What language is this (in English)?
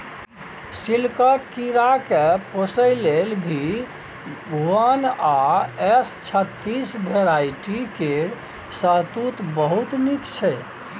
Maithili